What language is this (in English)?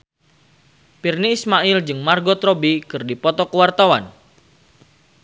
Sundanese